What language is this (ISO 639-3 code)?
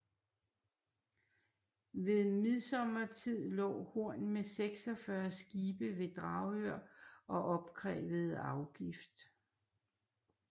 dan